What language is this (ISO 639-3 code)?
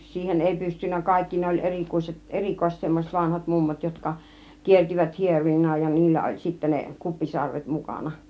fin